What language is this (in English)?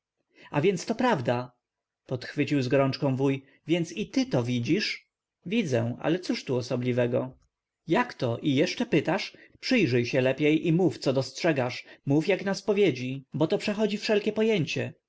Polish